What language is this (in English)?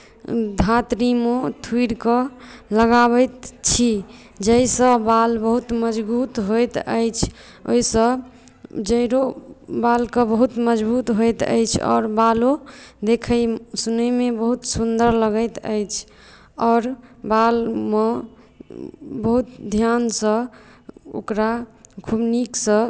Maithili